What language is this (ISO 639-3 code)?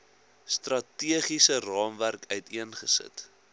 afr